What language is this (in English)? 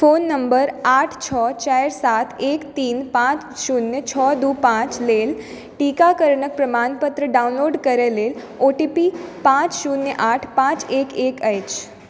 Maithili